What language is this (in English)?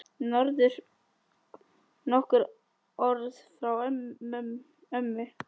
Icelandic